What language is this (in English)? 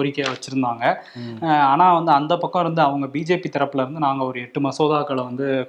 Tamil